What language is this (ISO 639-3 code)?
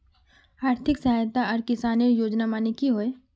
mag